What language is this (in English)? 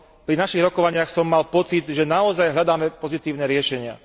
Slovak